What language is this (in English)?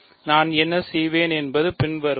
Tamil